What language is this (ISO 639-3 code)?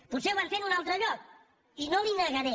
cat